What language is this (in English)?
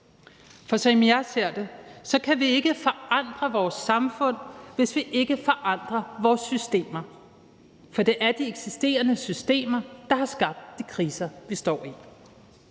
Danish